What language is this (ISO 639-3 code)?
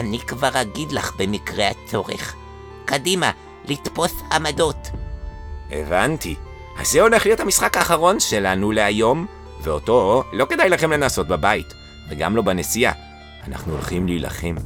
heb